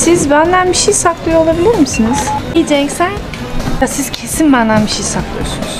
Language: Turkish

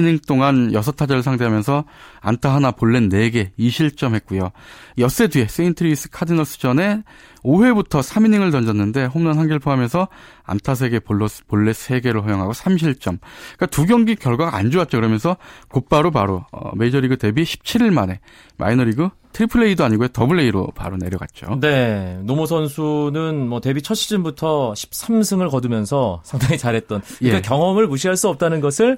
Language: Korean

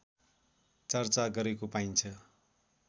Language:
Nepali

